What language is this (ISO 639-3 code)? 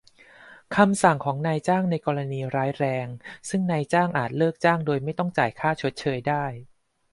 tha